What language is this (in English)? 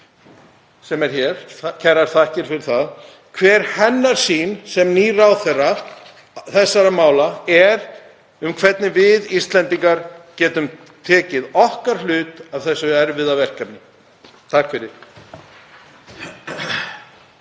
Icelandic